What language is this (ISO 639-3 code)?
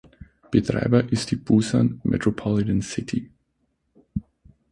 deu